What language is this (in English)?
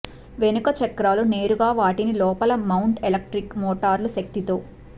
Telugu